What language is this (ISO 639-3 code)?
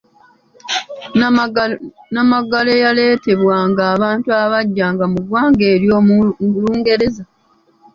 lug